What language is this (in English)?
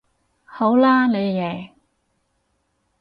Cantonese